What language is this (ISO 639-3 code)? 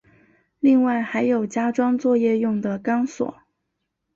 zho